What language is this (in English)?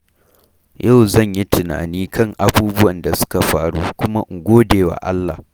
Hausa